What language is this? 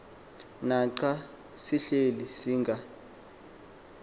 Xhosa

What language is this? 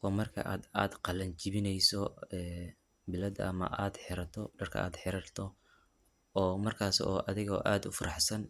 Somali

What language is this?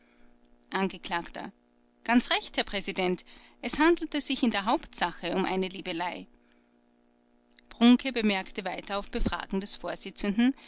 German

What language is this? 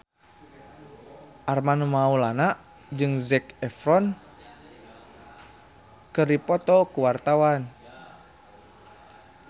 Sundanese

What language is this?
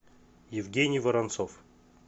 Russian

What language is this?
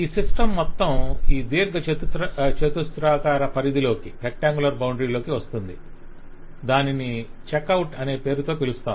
Telugu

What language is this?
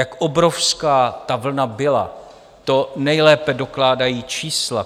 Czech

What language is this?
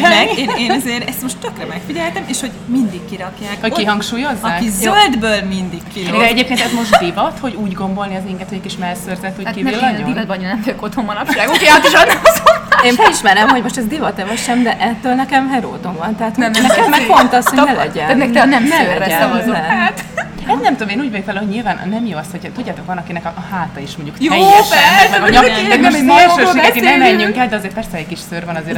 Hungarian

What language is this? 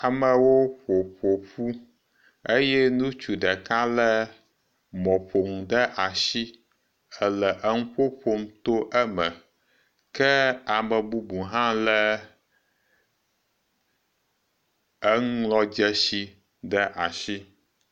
Ewe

